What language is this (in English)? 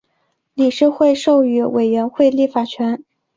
Chinese